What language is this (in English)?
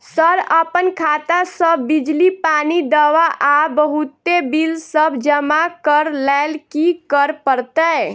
Maithili